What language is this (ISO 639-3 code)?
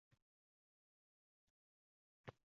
uzb